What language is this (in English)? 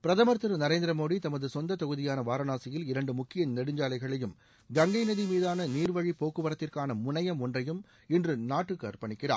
Tamil